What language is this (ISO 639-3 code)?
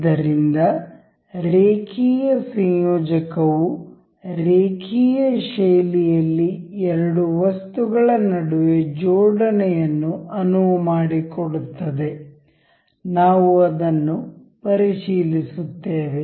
kan